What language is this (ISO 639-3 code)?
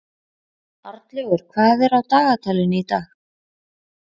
isl